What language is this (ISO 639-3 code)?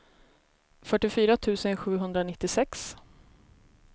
swe